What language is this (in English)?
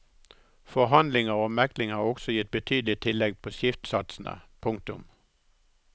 Norwegian